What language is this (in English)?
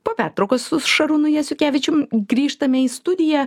Lithuanian